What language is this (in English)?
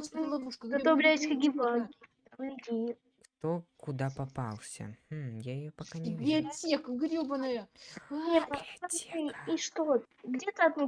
Russian